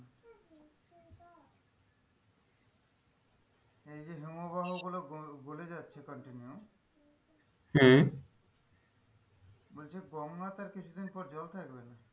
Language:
Bangla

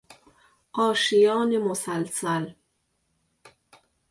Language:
Persian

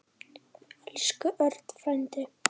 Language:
Icelandic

